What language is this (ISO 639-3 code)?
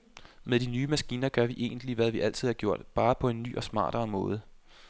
dan